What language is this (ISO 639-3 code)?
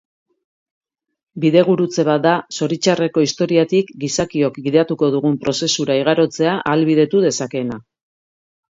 eus